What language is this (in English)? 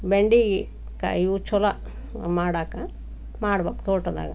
Kannada